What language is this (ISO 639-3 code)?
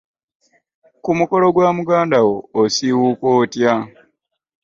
lug